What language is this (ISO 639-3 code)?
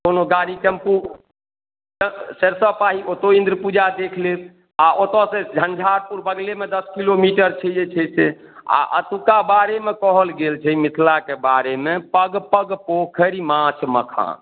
mai